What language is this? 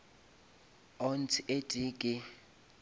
Northern Sotho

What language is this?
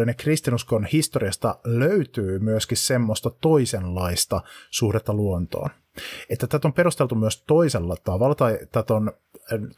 Finnish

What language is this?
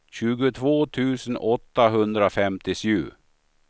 Swedish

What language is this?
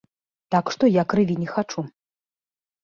Belarusian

